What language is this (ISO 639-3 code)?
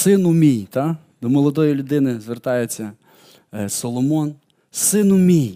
ukr